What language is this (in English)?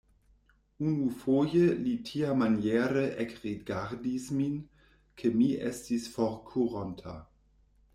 Esperanto